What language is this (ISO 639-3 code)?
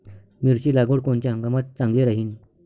mar